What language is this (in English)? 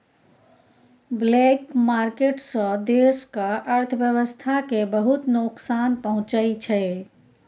Maithili